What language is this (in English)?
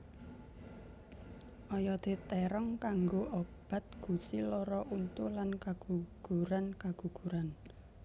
Javanese